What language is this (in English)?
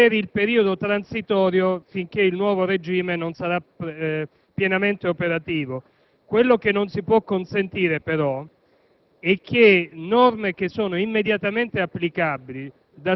Italian